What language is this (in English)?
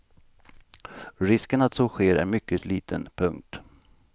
Swedish